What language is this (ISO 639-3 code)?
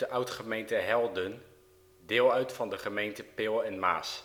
nld